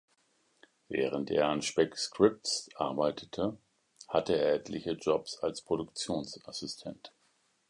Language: German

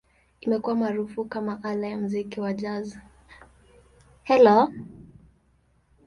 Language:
Swahili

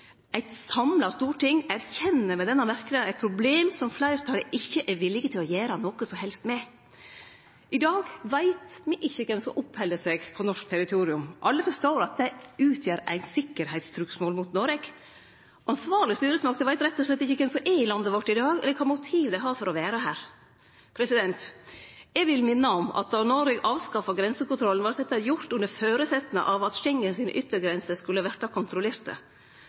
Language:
Norwegian Nynorsk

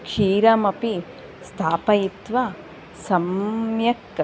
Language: Sanskrit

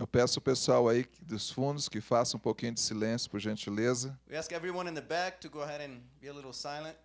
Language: Portuguese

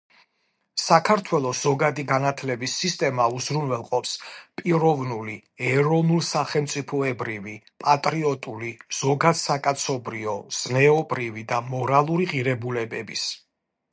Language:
Georgian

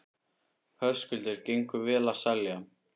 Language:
Icelandic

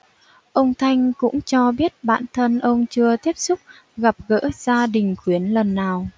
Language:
Vietnamese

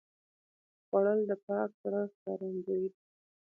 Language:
Pashto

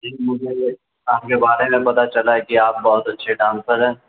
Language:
Urdu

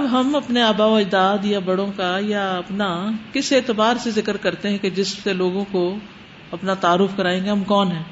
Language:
Urdu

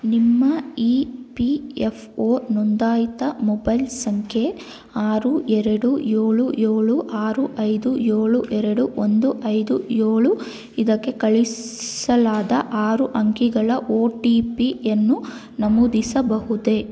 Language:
Kannada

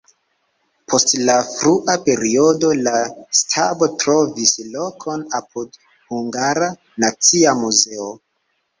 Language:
Esperanto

